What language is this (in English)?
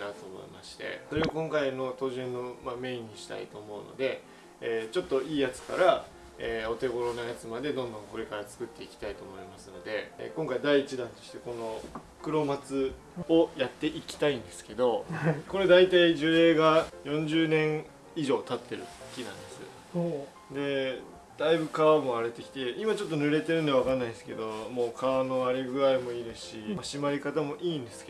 Japanese